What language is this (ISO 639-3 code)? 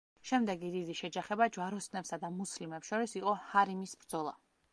kat